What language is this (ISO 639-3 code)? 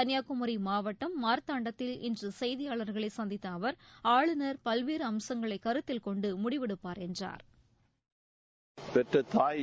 tam